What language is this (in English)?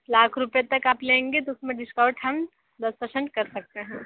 Hindi